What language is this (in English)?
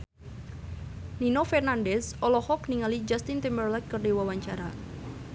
Sundanese